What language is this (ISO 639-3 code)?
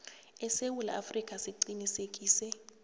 nbl